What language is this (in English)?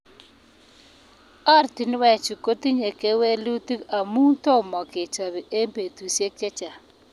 Kalenjin